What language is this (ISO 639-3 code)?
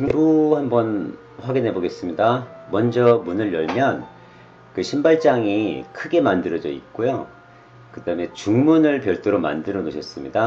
kor